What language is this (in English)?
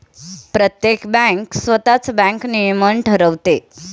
Marathi